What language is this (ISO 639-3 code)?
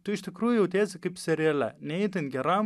lit